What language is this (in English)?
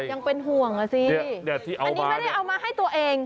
Thai